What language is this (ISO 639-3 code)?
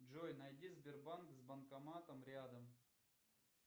rus